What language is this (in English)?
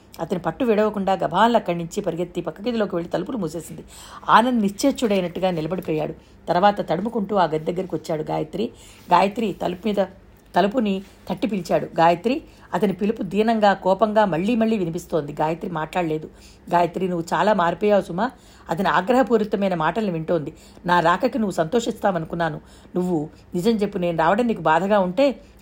Telugu